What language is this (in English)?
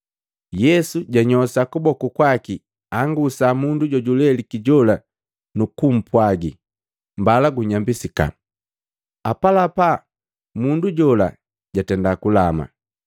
Matengo